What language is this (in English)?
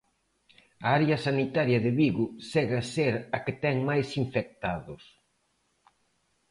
Galician